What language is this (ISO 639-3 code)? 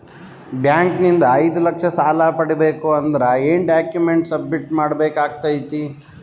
kan